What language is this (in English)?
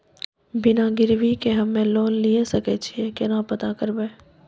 Maithili